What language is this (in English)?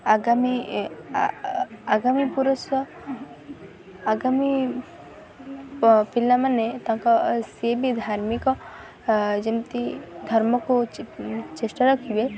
Odia